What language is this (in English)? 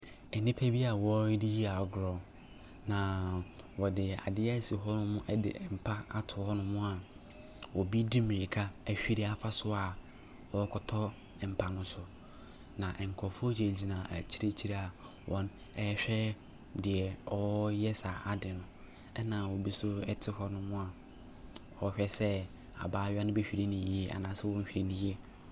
Akan